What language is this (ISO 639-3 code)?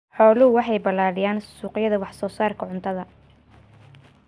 som